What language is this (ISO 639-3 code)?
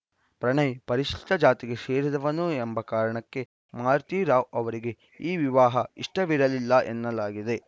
kan